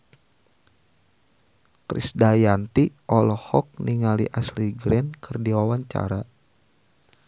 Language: Sundanese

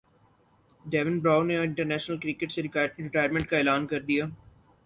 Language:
Urdu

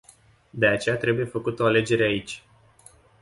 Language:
Romanian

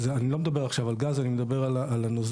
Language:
Hebrew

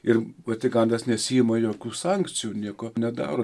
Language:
Lithuanian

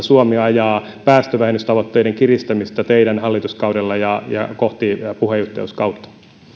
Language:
Finnish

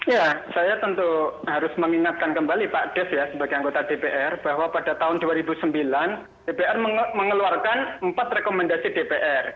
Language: Indonesian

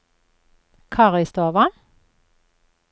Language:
Norwegian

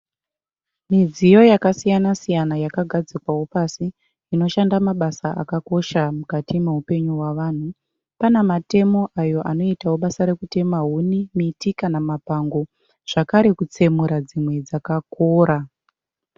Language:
Shona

